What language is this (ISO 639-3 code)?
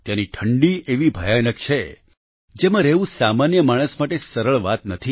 guj